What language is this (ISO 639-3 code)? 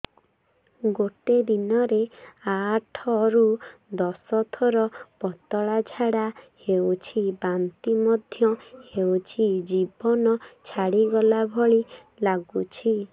ori